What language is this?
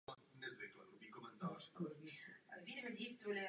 Czech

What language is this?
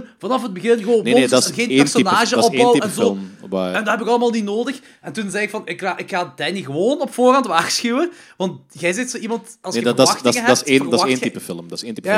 Dutch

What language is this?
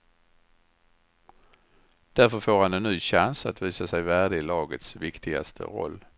Swedish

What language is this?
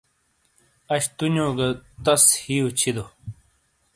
Shina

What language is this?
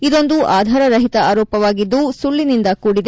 Kannada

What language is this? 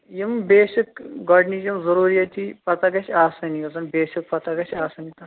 Kashmiri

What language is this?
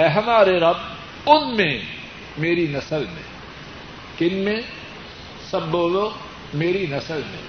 Urdu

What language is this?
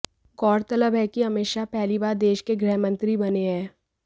Hindi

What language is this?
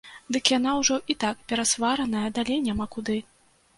Belarusian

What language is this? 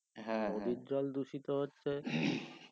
Bangla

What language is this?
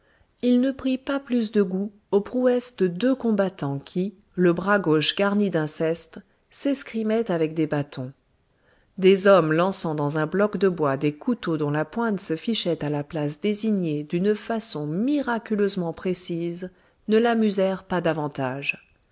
French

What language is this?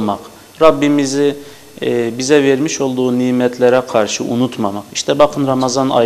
Turkish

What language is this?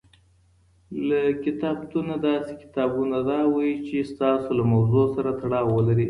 Pashto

